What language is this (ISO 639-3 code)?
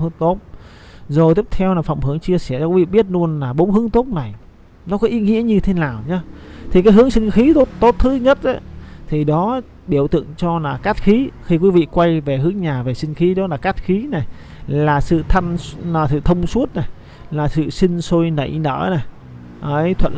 vie